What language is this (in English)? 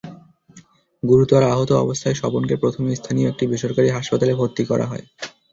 Bangla